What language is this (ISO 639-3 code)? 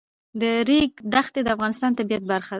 pus